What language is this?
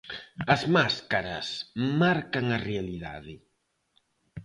Galician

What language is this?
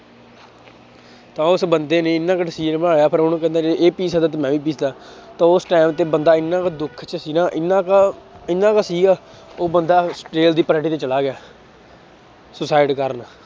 Punjabi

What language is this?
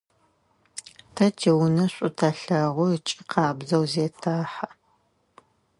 Adyghe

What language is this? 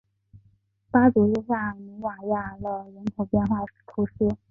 Chinese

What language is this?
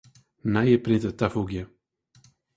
Western Frisian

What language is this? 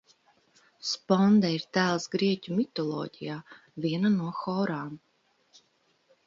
Latvian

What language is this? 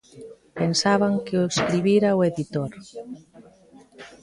Galician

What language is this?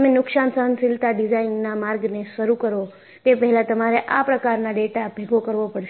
Gujarati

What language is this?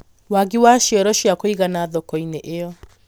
Kikuyu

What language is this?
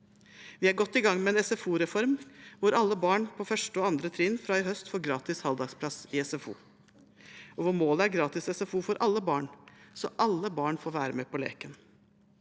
Norwegian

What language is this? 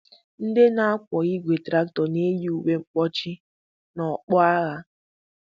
Igbo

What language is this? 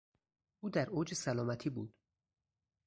Persian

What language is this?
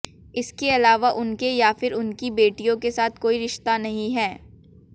Hindi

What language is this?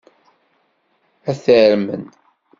Kabyle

